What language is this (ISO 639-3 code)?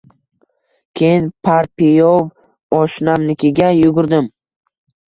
uzb